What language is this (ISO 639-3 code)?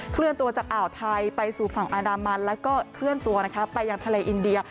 tha